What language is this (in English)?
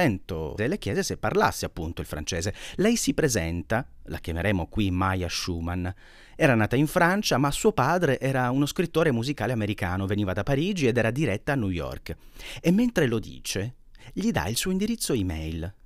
Italian